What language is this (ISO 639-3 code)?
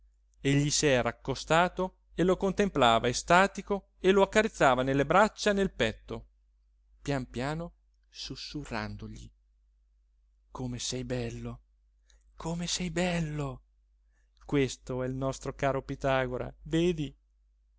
ita